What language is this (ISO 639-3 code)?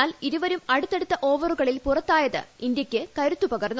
mal